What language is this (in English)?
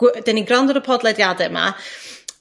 Welsh